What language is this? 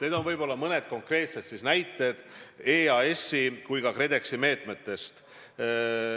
Estonian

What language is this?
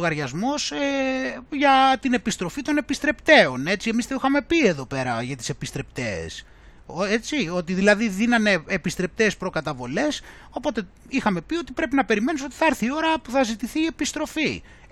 Greek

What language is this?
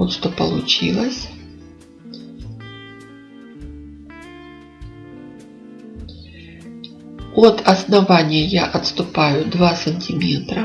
Russian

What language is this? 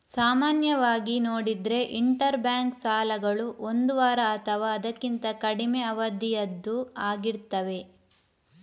Kannada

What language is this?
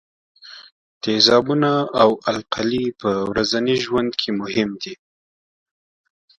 Pashto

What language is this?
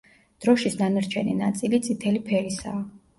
Georgian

